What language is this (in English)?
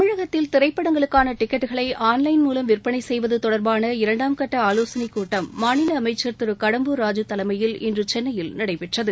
Tamil